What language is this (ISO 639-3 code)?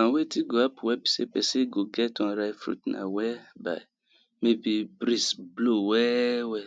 pcm